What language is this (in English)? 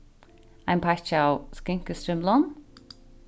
Faroese